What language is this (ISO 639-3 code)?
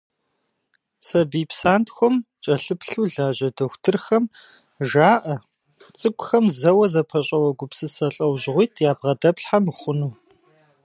kbd